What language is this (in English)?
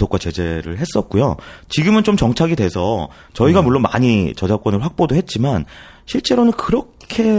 Korean